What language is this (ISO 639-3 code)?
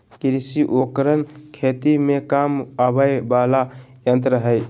mag